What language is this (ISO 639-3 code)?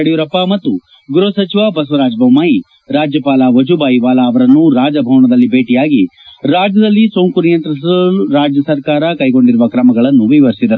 kan